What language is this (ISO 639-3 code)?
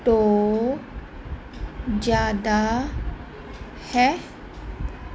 pan